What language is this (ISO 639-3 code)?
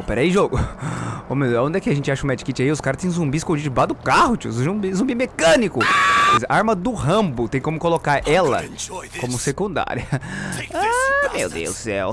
por